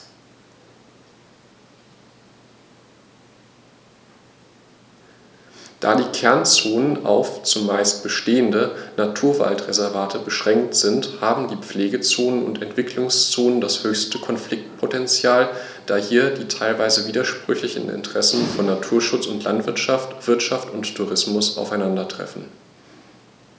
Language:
German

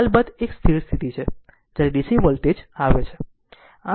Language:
Gujarati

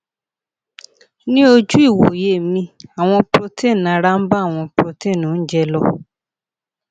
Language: Yoruba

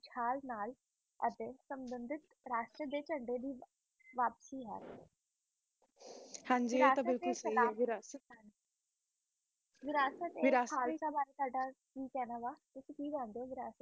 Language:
Punjabi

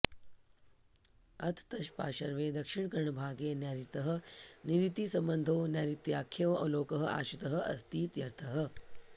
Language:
Sanskrit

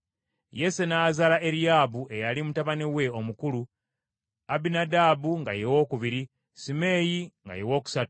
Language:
Ganda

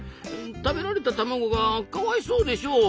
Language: Japanese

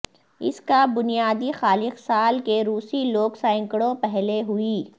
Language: Urdu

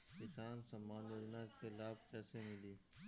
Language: Bhojpuri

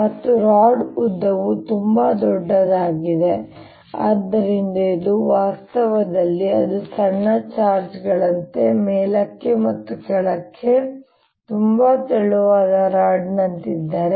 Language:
Kannada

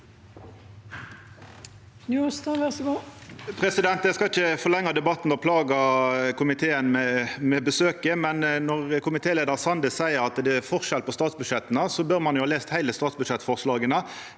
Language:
Norwegian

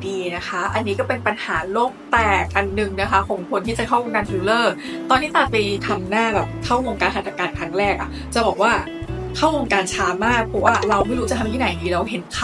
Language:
Thai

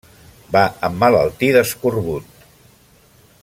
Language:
Catalan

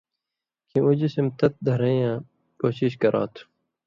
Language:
Indus Kohistani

